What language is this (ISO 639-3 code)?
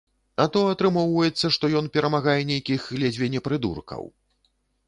bel